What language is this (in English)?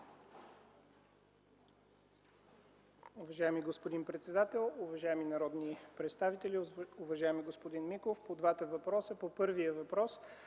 Bulgarian